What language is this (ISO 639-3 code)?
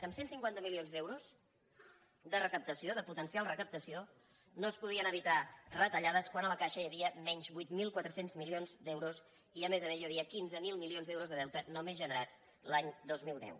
cat